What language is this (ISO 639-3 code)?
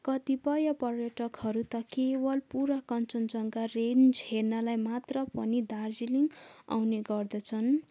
nep